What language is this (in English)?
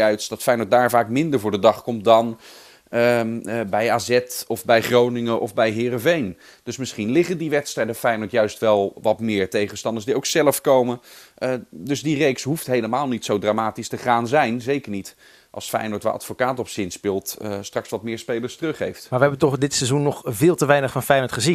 Dutch